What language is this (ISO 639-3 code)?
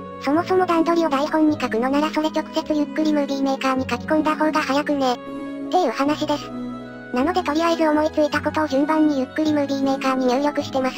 jpn